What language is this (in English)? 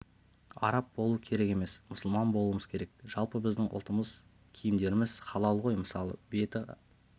Kazakh